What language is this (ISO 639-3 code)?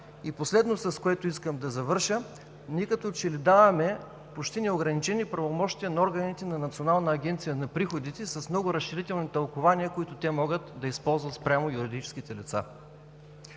bul